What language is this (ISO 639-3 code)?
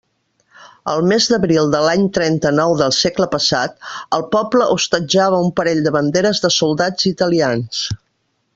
cat